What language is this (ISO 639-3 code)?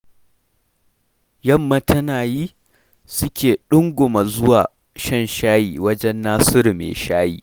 hau